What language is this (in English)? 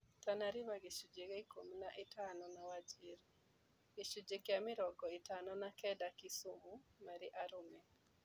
Kikuyu